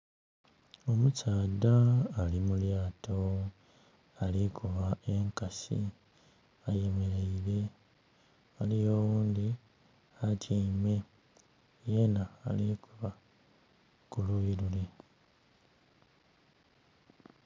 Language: Soga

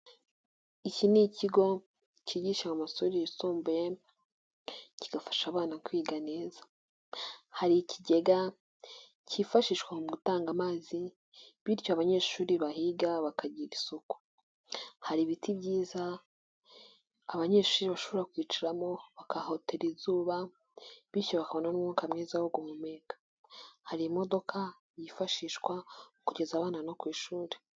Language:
Kinyarwanda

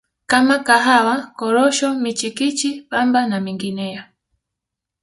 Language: Swahili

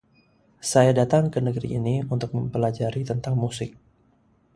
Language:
Indonesian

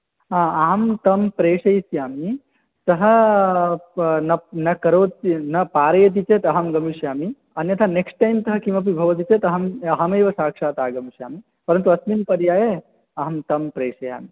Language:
Sanskrit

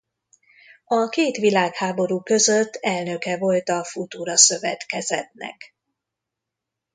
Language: Hungarian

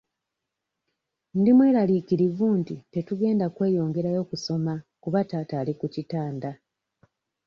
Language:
Ganda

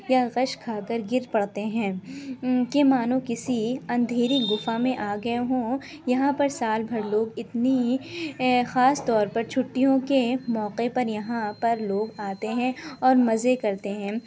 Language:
Urdu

